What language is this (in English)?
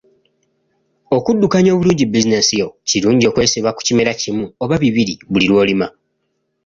Ganda